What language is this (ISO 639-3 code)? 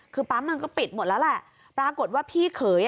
tha